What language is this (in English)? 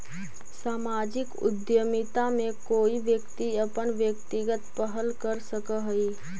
Magahi